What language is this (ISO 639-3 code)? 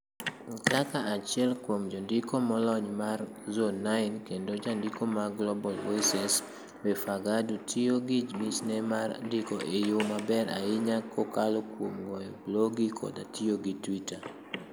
luo